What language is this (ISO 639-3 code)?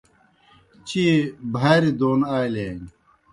plk